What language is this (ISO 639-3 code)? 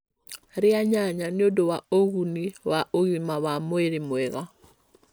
kik